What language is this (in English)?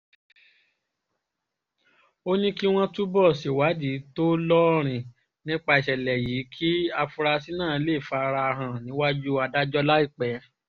Yoruba